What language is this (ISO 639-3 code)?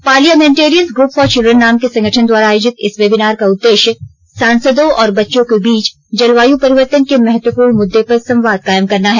hin